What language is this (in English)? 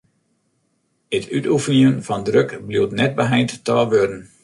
Western Frisian